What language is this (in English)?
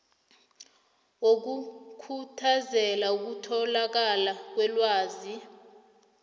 South Ndebele